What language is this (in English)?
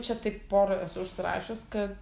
Lithuanian